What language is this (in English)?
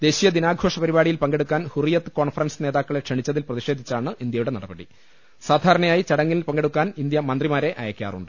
Malayalam